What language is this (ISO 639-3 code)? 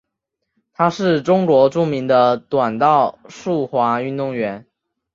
zho